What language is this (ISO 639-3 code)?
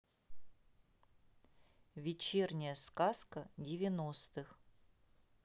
rus